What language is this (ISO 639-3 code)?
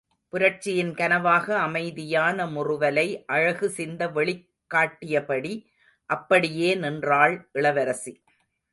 tam